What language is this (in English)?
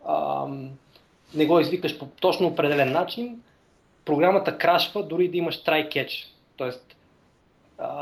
Bulgarian